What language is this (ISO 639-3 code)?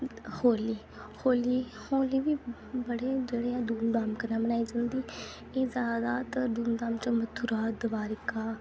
doi